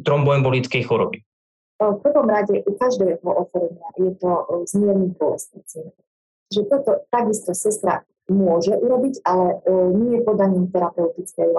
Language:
Slovak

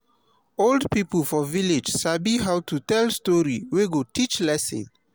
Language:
Nigerian Pidgin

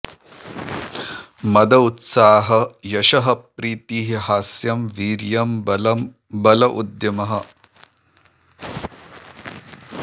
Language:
Sanskrit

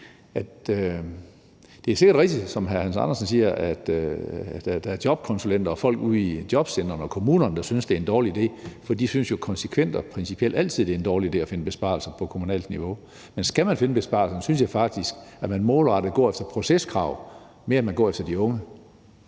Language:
Danish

